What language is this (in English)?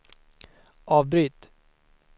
Swedish